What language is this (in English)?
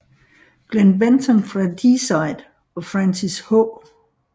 Danish